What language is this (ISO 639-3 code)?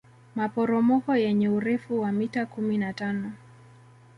swa